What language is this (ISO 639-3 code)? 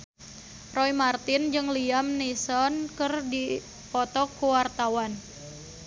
sun